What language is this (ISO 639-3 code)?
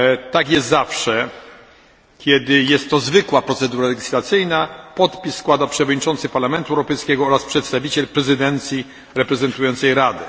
pol